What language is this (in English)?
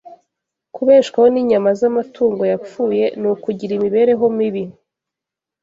Kinyarwanda